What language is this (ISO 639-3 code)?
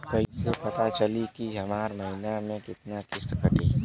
bho